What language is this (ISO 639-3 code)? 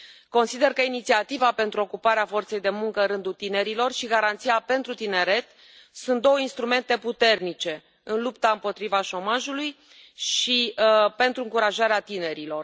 ron